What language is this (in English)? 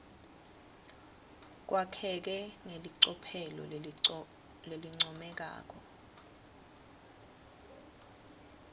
Swati